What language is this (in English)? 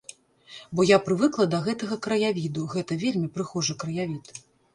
Belarusian